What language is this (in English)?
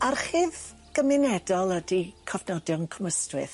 Welsh